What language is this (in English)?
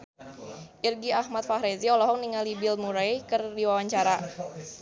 Sundanese